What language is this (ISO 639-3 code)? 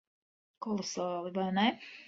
lav